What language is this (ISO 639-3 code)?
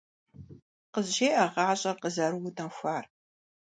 kbd